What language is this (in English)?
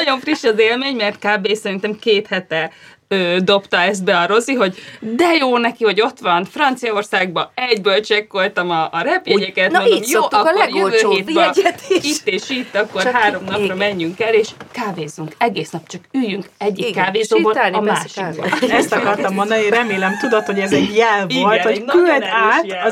Hungarian